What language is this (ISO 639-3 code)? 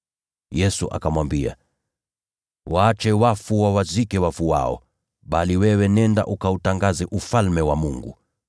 swa